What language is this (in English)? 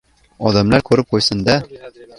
Uzbek